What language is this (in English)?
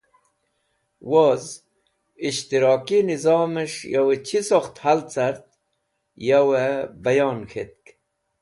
Wakhi